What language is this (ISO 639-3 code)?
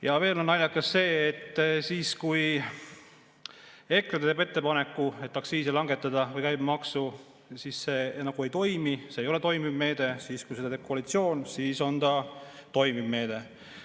est